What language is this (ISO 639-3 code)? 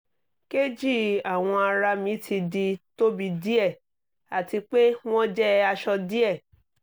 yor